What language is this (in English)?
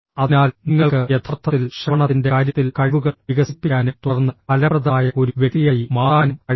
Malayalam